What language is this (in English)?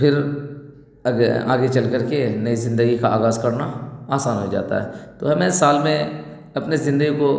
Urdu